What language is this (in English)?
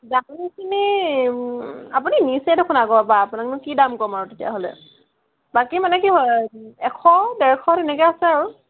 Assamese